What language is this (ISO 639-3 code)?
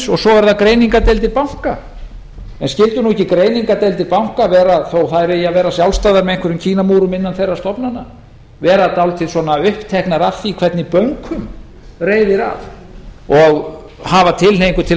isl